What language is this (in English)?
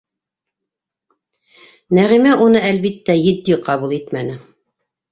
Bashkir